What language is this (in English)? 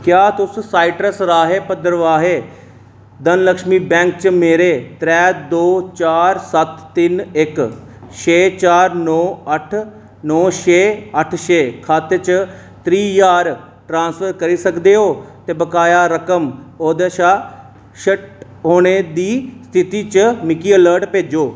Dogri